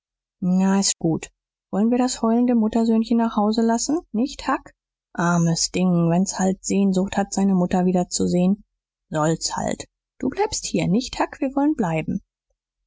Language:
German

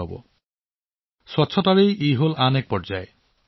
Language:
Assamese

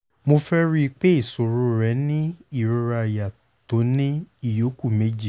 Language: Yoruba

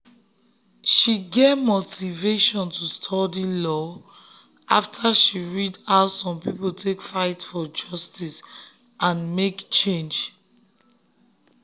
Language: Nigerian Pidgin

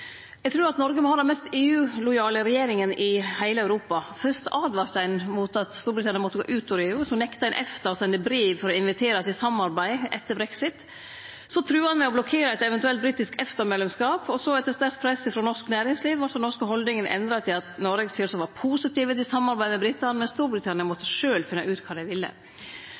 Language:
Norwegian Nynorsk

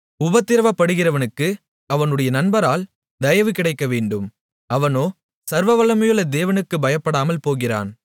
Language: Tamil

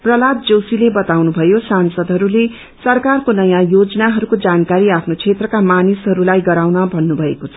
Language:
Nepali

